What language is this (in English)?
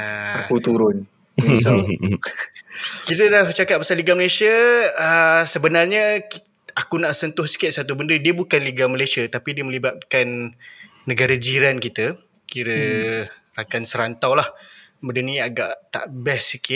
Malay